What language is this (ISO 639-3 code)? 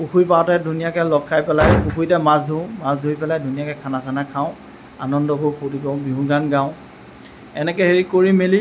asm